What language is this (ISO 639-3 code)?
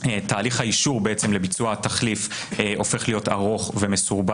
heb